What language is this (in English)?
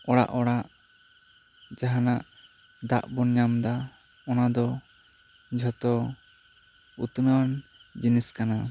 Santali